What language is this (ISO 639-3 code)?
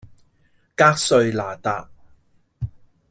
yue